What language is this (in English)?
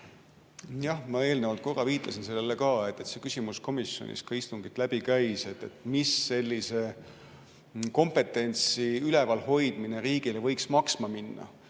Estonian